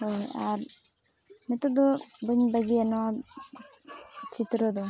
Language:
Santali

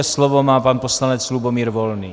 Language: Czech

